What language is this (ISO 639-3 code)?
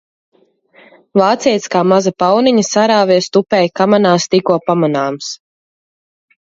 lav